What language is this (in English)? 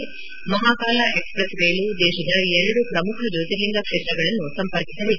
Kannada